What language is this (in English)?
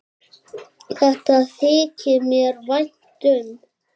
Icelandic